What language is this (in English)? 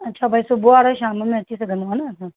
Sindhi